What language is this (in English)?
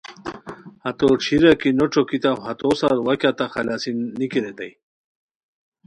Khowar